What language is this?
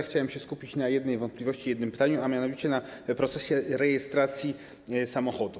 Polish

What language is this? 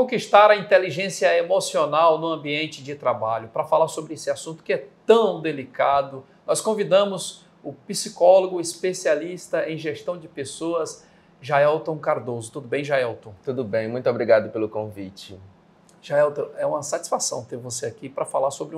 Portuguese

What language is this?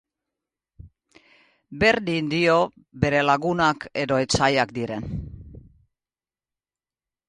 Basque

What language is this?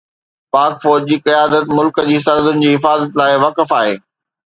Sindhi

